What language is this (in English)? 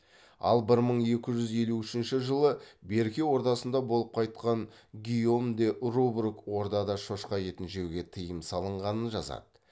Kazakh